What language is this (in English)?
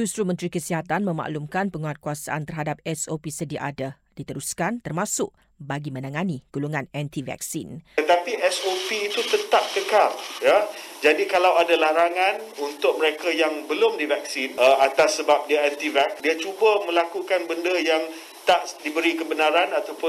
Malay